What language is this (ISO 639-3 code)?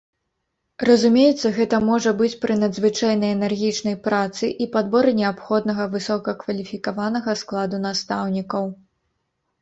bel